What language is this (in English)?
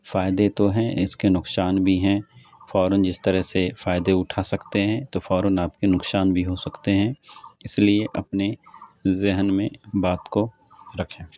Urdu